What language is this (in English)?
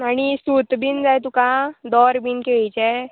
Konkani